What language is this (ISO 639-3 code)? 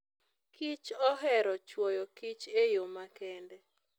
luo